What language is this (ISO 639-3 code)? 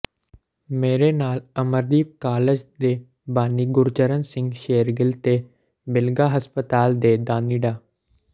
pan